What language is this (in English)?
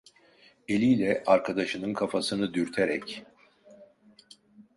Turkish